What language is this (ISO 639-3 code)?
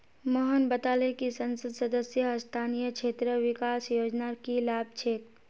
mag